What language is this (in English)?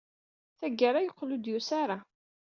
Kabyle